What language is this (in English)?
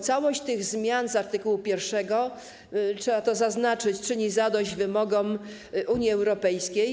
Polish